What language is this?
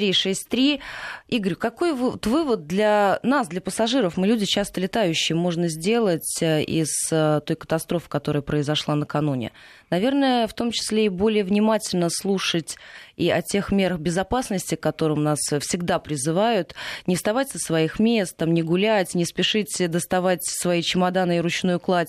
Russian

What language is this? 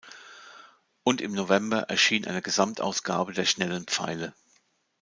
German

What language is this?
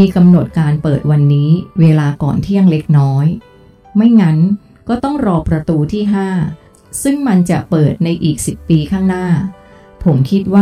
Thai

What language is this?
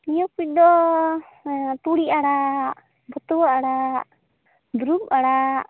Santali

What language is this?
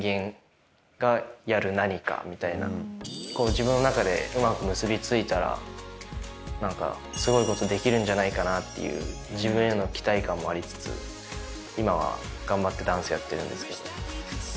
Japanese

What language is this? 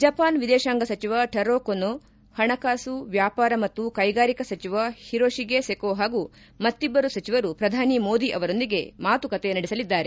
Kannada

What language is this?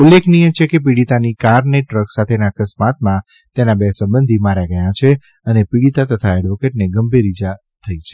Gujarati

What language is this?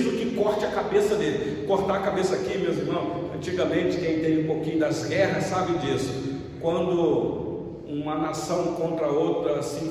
Portuguese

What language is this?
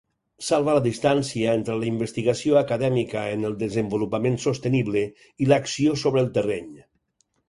Catalan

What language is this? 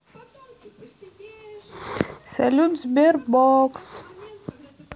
Russian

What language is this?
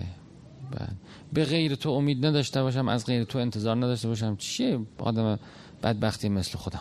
Persian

